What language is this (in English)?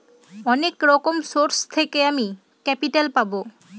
Bangla